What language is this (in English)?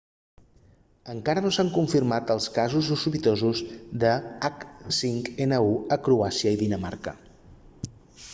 Catalan